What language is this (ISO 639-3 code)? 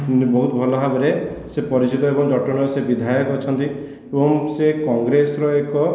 ori